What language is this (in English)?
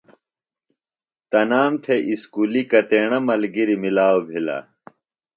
Phalura